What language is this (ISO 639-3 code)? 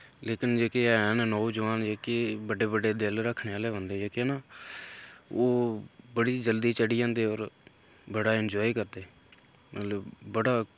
doi